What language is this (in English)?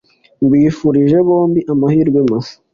Kinyarwanda